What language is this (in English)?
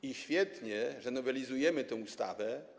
Polish